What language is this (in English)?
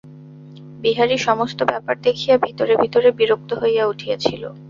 Bangla